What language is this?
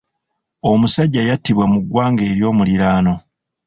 Ganda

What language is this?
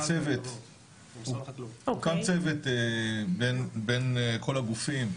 Hebrew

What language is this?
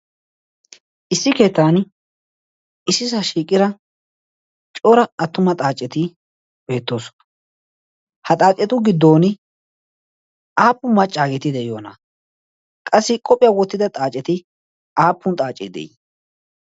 Wolaytta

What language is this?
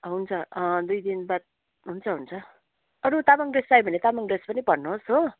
Nepali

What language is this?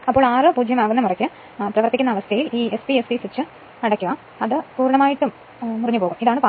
Malayalam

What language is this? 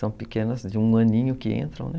Portuguese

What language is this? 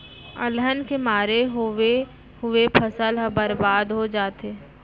Chhattisgarhi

